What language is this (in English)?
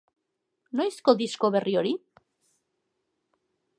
Basque